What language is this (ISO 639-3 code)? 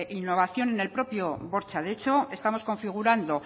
spa